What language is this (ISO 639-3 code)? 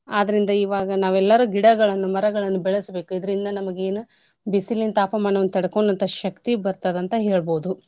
kan